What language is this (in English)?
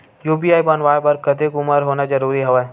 Chhattisgarhi